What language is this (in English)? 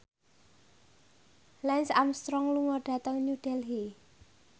Javanese